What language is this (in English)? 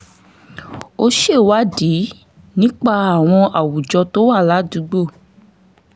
Yoruba